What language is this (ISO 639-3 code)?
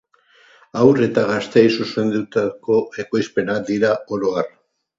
eus